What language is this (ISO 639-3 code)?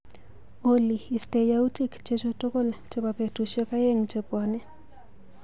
kln